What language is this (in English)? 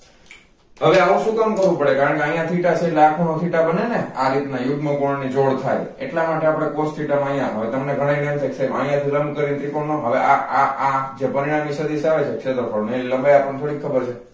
Gujarati